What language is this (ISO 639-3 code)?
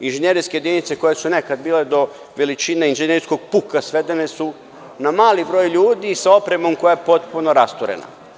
srp